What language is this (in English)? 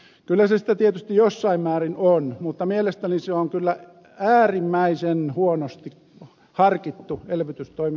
Finnish